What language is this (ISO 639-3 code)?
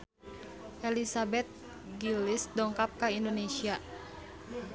sun